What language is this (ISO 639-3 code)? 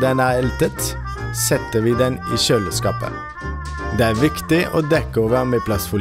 nor